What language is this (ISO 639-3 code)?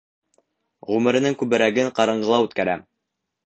bak